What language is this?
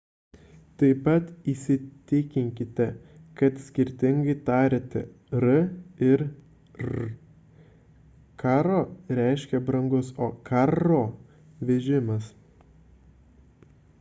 Lithuanian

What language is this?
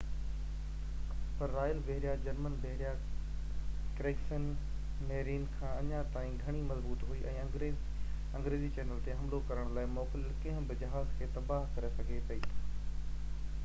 Sindhi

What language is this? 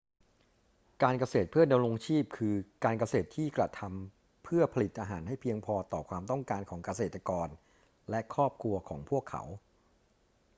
Thai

